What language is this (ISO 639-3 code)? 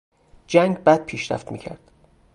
fas